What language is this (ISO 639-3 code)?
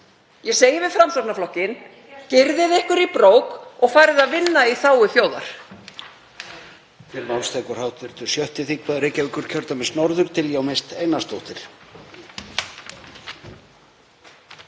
isl